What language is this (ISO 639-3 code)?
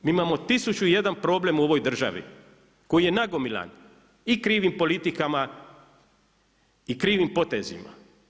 hrv